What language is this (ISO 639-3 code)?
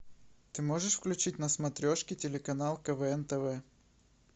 rus